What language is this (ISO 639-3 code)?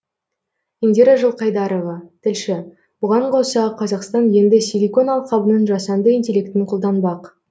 kaz